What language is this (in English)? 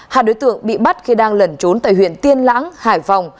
Vietnamese